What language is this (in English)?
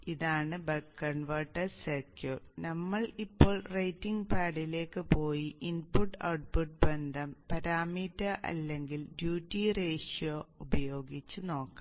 Malayalam